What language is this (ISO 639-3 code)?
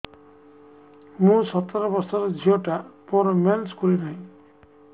ori